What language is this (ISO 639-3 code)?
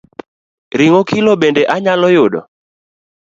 luo